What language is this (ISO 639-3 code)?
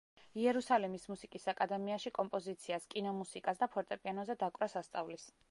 kat